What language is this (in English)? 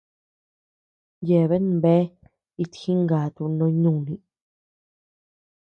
Tepeuxila Cuicatec